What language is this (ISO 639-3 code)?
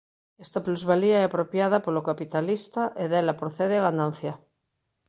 glg